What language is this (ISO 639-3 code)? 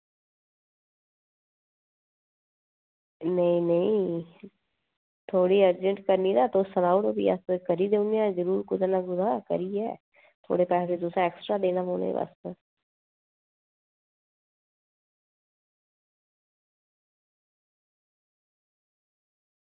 doi